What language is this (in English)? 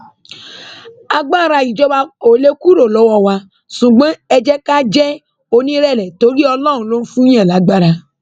Yoruba